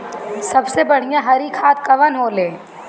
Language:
Bhojpuri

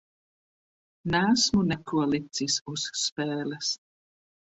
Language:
Latvian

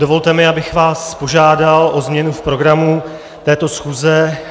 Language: Czech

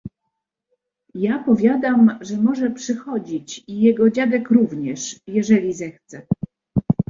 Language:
Polish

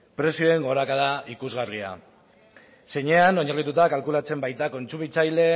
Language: Basque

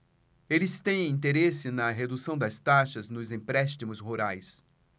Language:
Portuguese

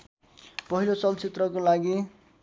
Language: Nepali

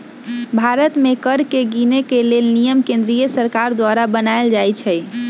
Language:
Magahi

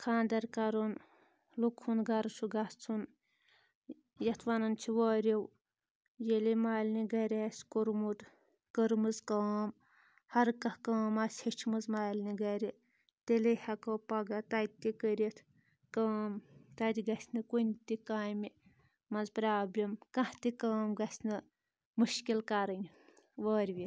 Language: Kashmiri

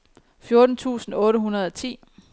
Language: Danish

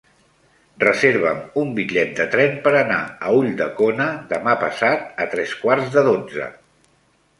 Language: Catalan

